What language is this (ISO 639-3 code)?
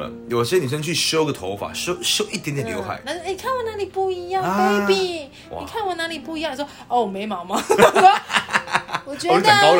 zho